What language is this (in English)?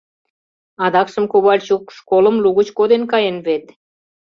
Mari